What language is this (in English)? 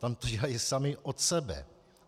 Czech